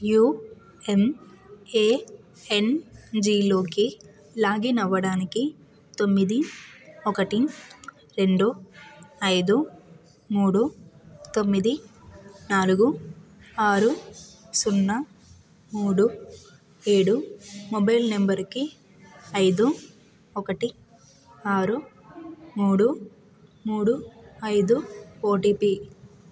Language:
Telugu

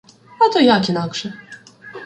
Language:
Ukrainian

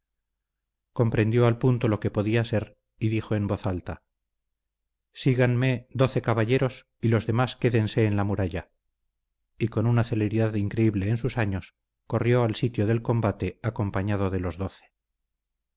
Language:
Spanish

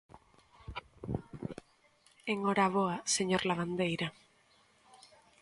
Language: Galician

